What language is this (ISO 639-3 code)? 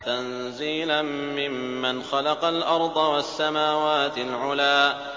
ara